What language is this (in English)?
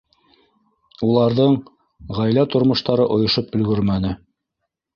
Bashkir